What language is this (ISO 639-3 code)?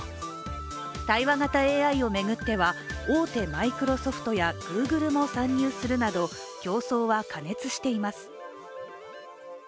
jpn